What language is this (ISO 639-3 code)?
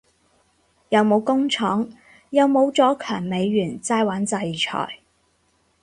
yue